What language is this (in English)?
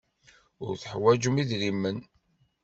Kabyle